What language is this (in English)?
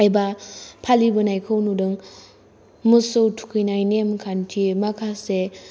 Bodo